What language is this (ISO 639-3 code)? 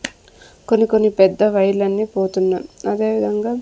tel